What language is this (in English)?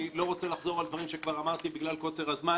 Hebrew